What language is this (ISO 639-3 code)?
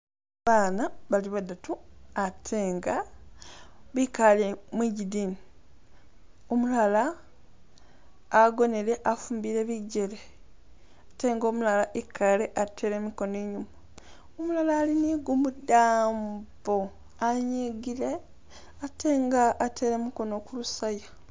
myx